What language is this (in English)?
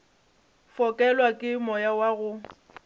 Northern Sotho